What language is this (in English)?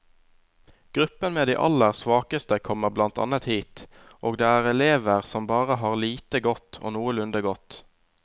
Norwegian